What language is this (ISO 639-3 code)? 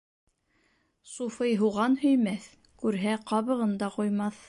bak